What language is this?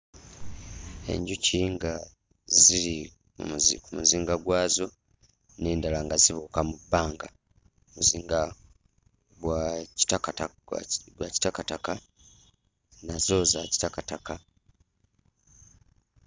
Ganda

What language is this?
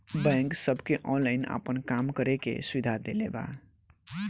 Bhojpuri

